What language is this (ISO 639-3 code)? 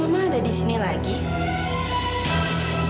ind